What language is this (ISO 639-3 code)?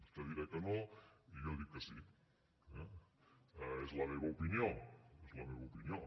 cat